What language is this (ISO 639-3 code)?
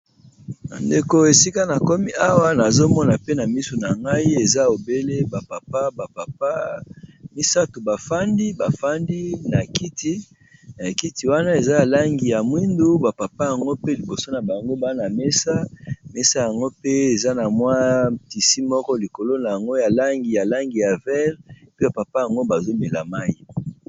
lin